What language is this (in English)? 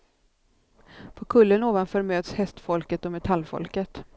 Swedish